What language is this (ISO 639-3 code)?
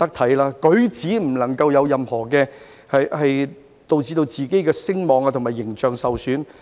yue